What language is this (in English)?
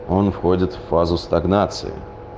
Russian